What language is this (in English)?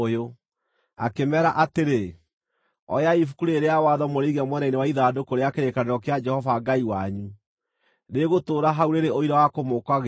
Kikuyu